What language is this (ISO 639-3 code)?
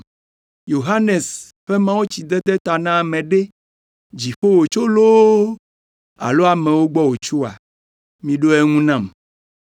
ewe